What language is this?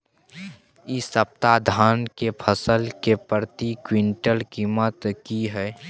Maithili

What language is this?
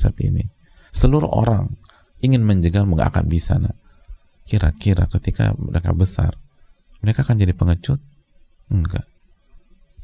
Indonesian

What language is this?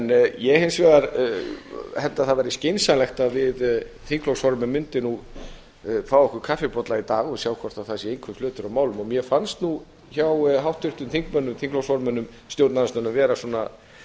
Icelandic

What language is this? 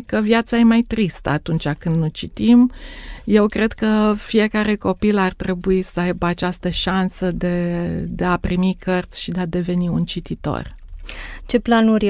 Romanian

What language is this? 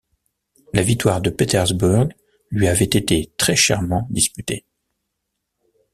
French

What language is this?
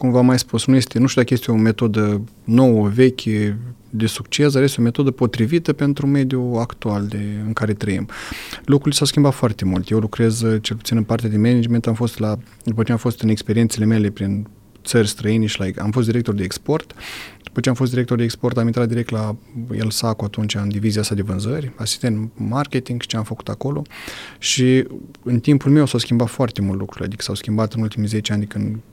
Romanian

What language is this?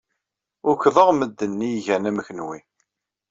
Kabyle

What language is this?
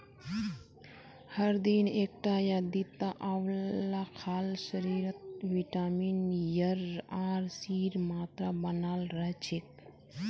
Magahi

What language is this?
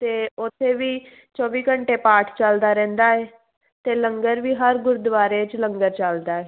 Punjabi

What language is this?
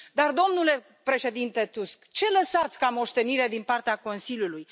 Romanian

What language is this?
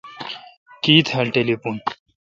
Kalkoti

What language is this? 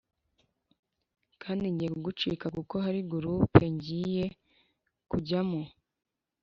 Kinyarwanda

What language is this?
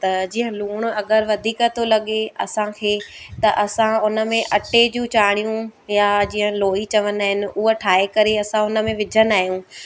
Sindhi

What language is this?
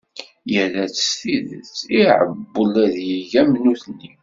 Kabyle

